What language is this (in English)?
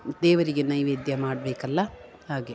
Kannada